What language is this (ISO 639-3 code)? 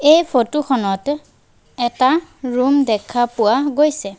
asm